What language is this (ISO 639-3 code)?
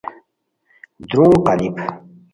khw